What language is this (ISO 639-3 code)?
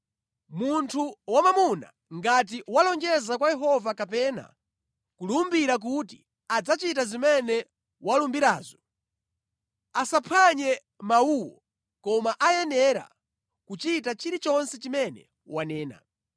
nya